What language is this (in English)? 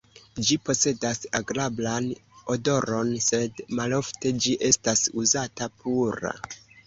Esperanto